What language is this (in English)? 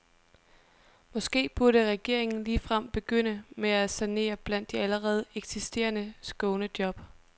Danish